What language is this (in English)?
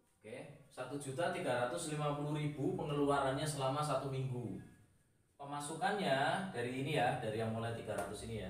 Indonesian